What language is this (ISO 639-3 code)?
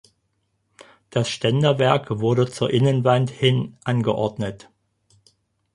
deu